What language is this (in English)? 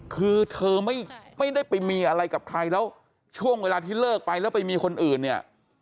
Thai